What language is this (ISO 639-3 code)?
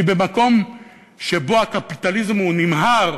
heb